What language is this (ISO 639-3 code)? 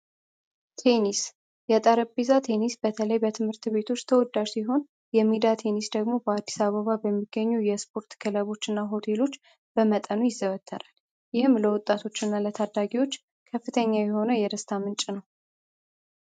amh